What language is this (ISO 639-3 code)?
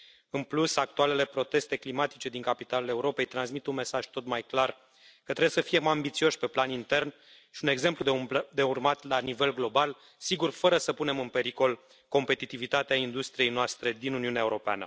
ron